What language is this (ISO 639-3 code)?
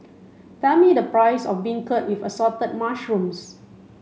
eng